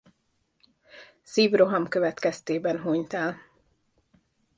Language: Hungarian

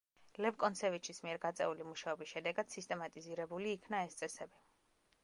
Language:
Georgian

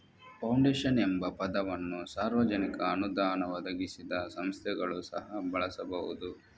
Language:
Kannada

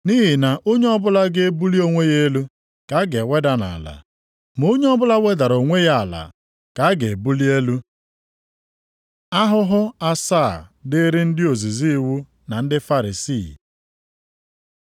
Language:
Igbo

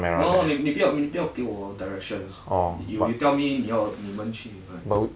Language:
English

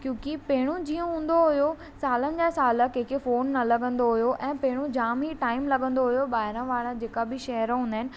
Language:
Sindhi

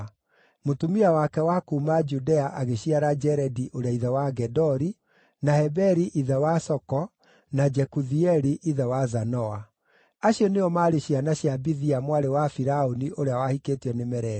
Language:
Kikuyu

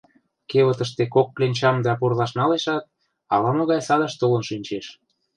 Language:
Mari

